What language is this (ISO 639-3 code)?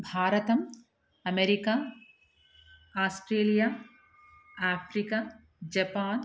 san